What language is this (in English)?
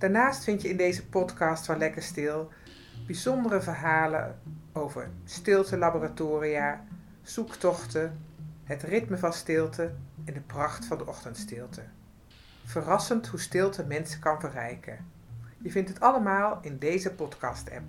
Dutch